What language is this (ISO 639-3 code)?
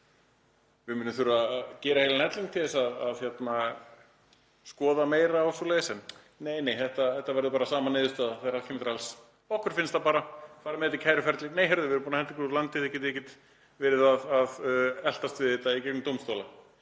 isl